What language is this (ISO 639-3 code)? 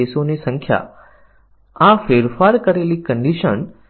guj